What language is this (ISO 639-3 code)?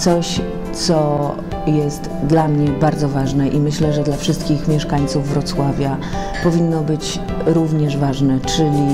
pol